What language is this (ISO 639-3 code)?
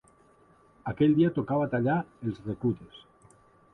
cat